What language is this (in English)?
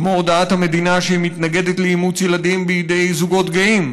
Hebrew